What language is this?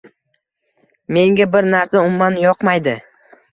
Uzbek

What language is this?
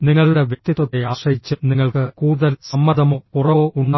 Malayalam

